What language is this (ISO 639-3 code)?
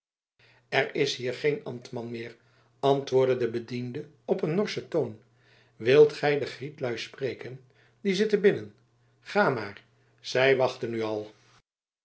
nld